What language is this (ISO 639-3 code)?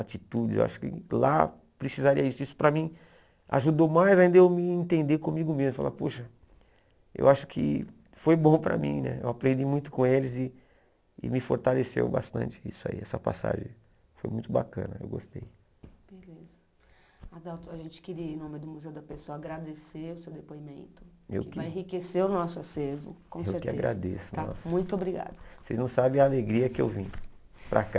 por